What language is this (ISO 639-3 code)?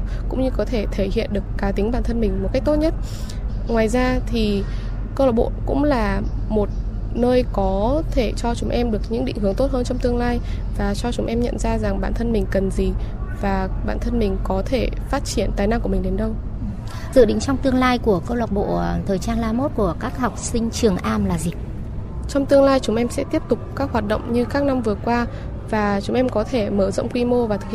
vie